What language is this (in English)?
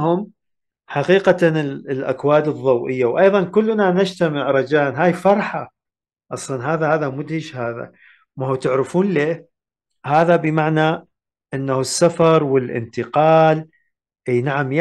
Arabic